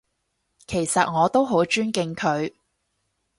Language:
Cantonese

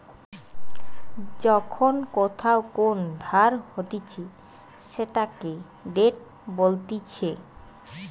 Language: Bangla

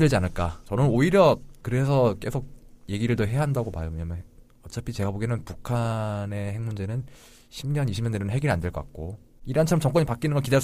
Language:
Korean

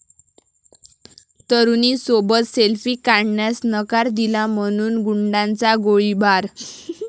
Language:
Marathi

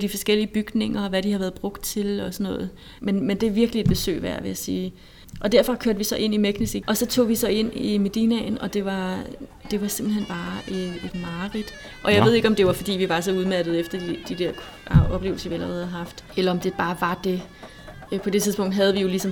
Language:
Danish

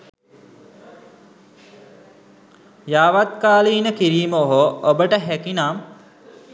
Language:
Sinhala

